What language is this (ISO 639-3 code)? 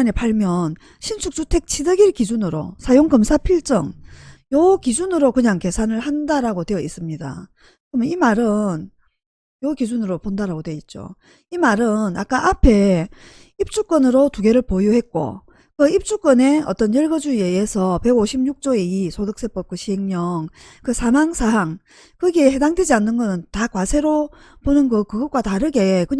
kor